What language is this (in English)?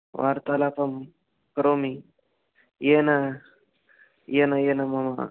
Sanskrit